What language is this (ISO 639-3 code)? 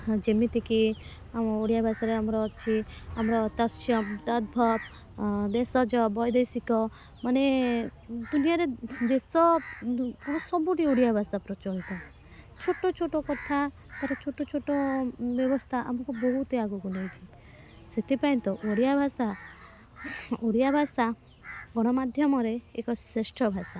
ori